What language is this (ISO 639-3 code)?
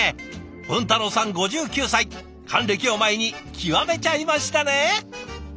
jpn